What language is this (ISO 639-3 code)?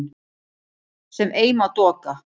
isl